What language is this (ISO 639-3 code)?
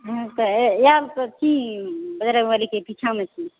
mai